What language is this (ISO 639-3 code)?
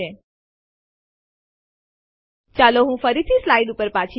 guj